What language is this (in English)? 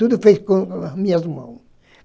Portuguese